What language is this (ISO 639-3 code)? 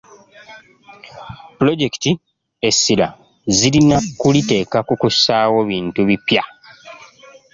lug